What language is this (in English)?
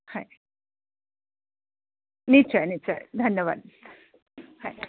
Assamese